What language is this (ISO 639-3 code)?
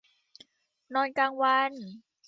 tha